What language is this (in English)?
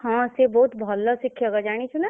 Odia